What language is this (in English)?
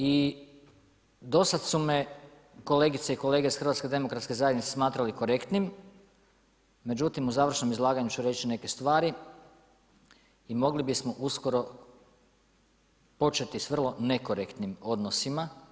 Croatian